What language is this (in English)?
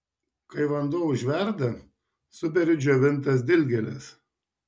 Lithuanian